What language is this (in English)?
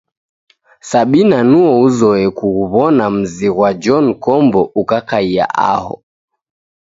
Taita